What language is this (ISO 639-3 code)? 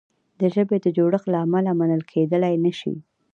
pus